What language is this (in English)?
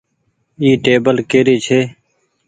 Goaria